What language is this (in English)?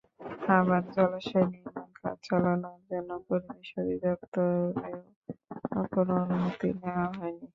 Bangla